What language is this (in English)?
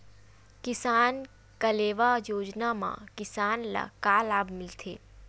Chhattisgarhi